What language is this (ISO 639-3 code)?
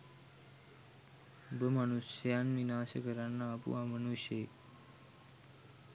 sin